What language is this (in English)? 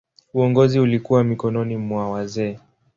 Swahili